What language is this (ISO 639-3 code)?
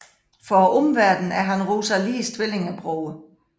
dan